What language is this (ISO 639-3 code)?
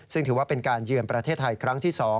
tha